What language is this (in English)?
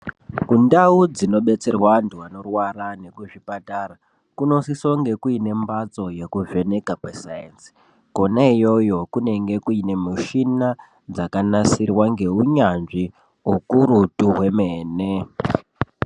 Ndau